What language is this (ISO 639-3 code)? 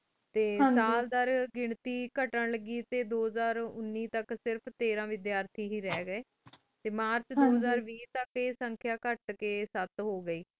pan